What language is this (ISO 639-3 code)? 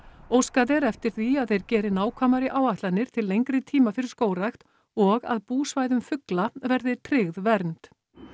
isl